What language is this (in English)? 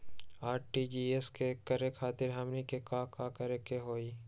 Magahi